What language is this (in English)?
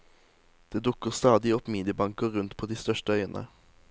Norwegian